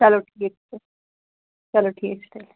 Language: Kashmiri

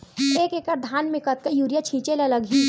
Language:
Chhattisgarhi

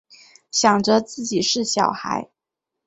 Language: Chinese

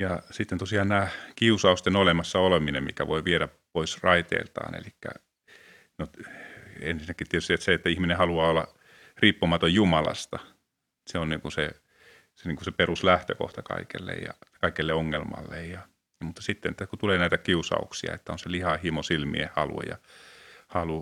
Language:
Finnish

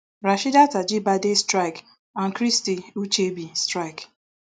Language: Nigerian Pidgin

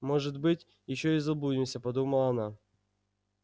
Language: Russian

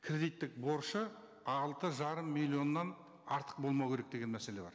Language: Kazakh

